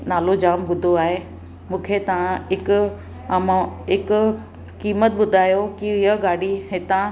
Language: Sindhi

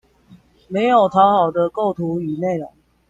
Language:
Chinese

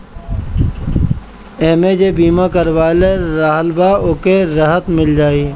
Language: Bhojpuri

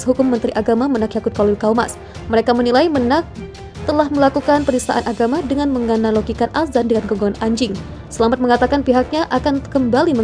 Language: Indonesian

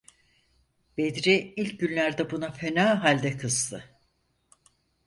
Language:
Turkish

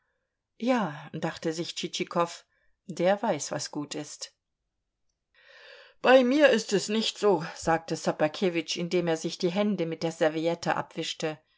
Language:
German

